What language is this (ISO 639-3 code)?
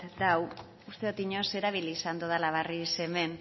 eus